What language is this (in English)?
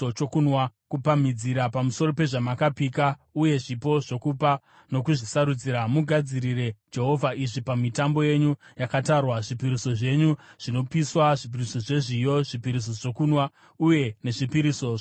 Shona